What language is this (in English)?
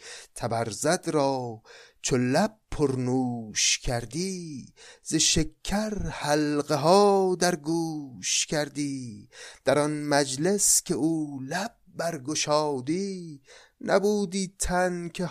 Persian